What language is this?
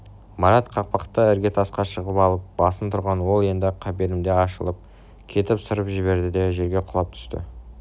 Kazakh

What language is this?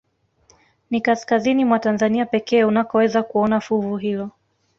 Swahili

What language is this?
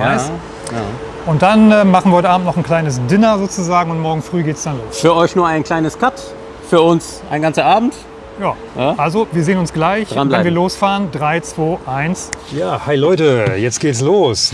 German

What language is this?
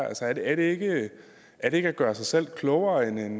Danish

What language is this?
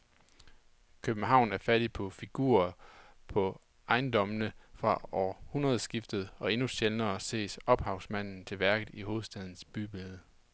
Danish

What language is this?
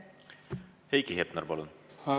Estonian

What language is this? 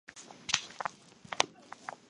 Chinese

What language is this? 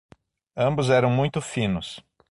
Portuguese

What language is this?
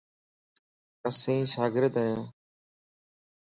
Lasi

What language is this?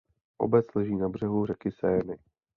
Czech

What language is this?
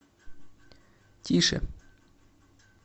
Russian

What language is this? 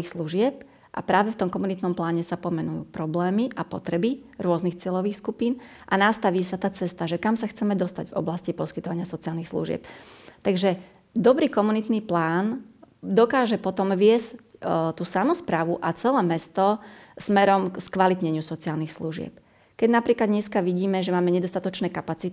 Slovak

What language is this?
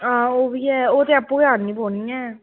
Dogri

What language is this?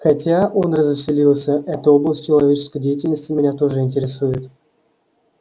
Russian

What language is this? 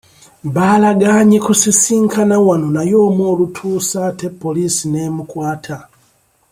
Ganda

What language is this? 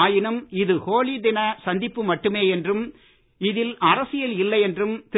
Tamil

